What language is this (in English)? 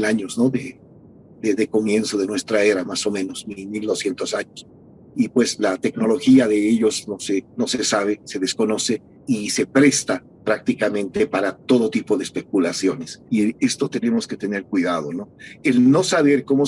Spanish